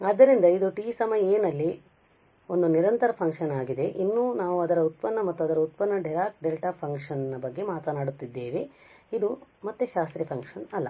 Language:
Kannada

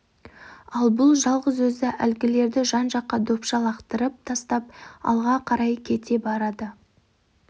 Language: Kazakh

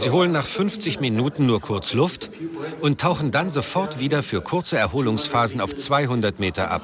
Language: German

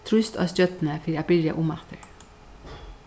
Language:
Faroese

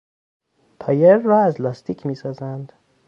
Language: Persian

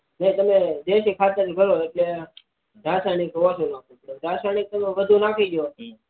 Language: Gujarati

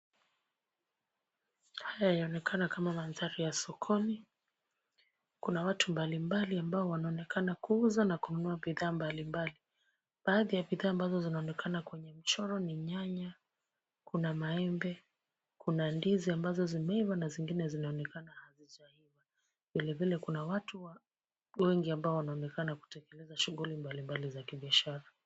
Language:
Swahili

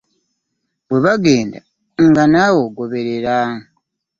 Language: Ganda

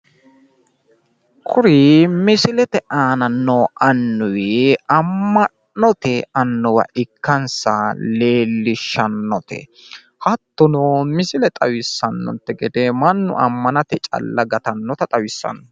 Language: Sidamo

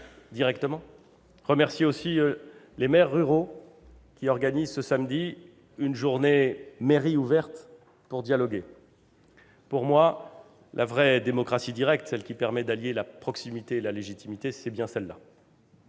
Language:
French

